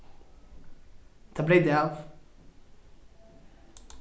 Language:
Faroese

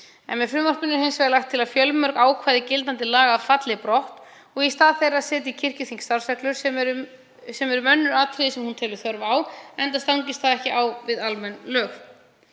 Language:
Icelandic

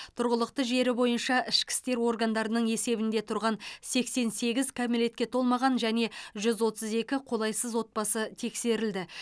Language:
Kazakh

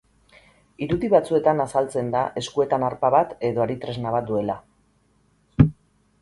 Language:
Basque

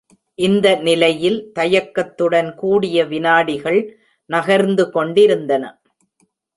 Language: Tamil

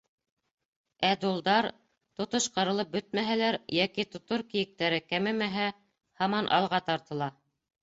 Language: Bashkir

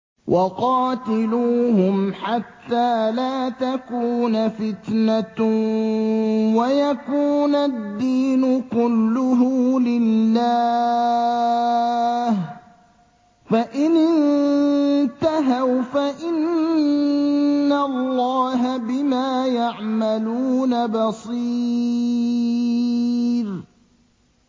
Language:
Arabic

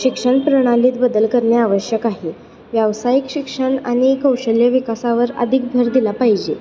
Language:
Marathi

